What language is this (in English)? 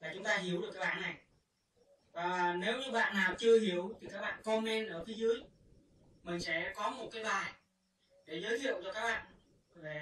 Vietnamese